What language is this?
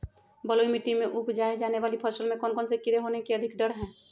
Magahi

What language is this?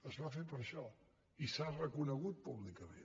Catalan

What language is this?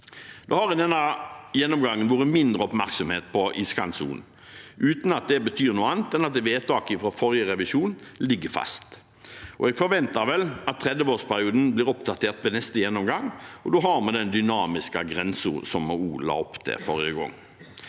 Norwegian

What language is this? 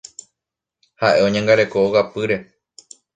Guarani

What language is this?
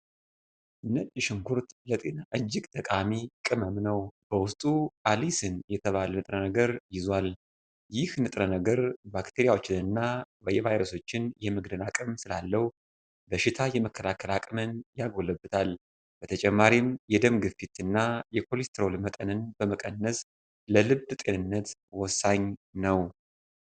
Amharic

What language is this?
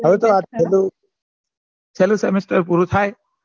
Gujarati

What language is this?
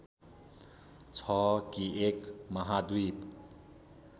Nepali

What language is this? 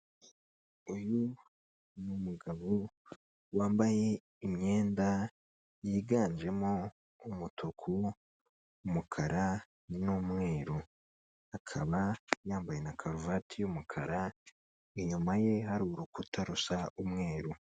Kinyarwanda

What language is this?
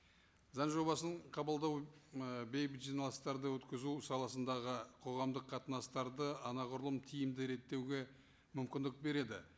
Kazakh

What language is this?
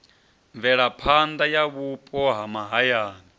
Venda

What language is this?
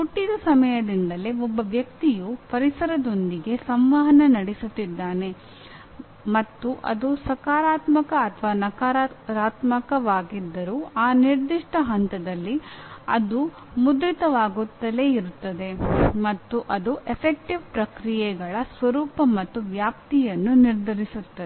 Kannada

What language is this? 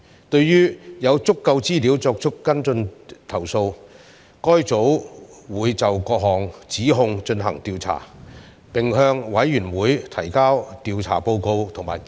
Cantonese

